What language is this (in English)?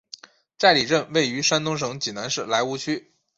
Chinese